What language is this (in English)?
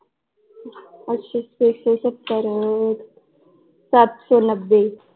Punjabi